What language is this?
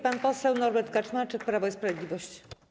Polish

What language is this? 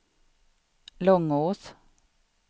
Swedish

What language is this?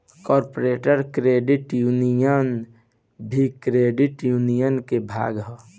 Bhojpuri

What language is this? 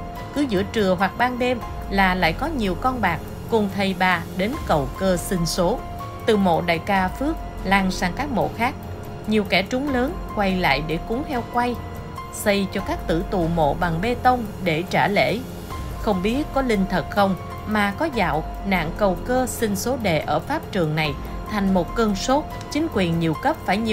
Vietnamese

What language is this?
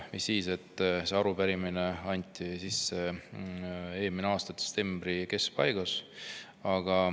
Estonian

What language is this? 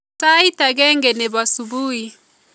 Kalenjin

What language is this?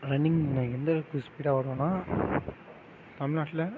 Tamil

